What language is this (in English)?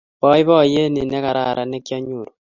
Kalenjin